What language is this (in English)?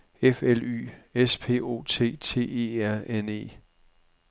Danish